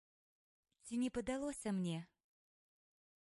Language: Belarusian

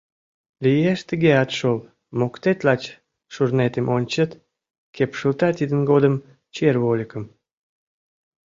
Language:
Mari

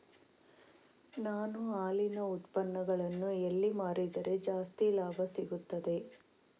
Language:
Kannada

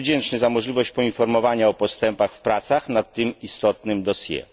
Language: Polish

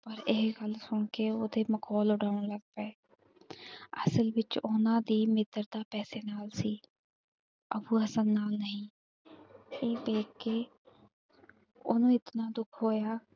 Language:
Punjabi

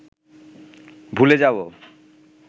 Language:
Bangla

